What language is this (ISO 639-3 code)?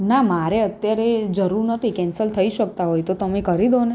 guj